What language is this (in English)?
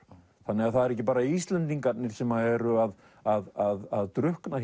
Icelandic